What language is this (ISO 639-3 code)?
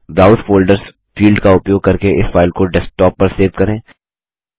hin